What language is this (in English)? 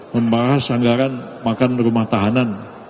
Indonesian